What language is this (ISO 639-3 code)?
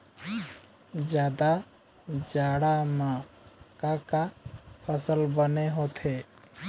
hne